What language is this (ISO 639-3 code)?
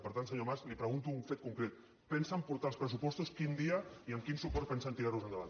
cat